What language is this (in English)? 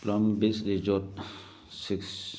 Manipuri